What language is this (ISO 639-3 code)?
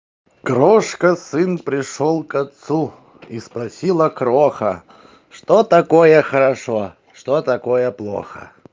rus